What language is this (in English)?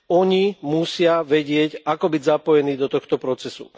Slovak